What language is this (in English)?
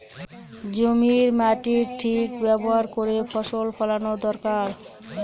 Bangla